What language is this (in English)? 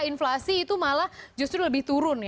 Indonesian